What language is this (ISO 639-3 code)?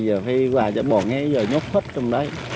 vie